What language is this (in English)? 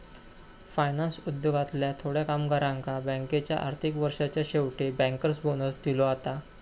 Marathi